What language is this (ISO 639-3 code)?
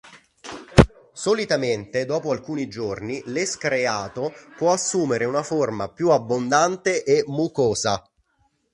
ita